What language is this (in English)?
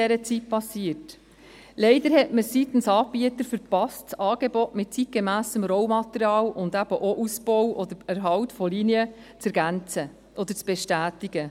Swiss German